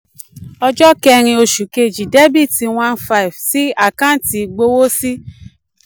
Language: Yoruba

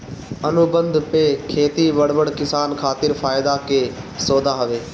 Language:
Bhojpuri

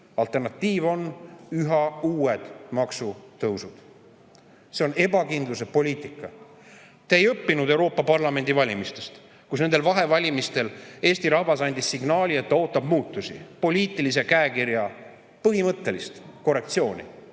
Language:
Estonian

